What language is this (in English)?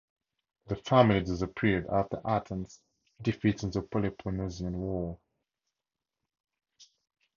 English